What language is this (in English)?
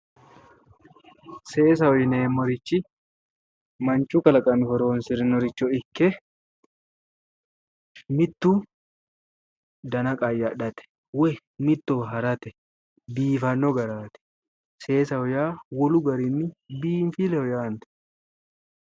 Sidamo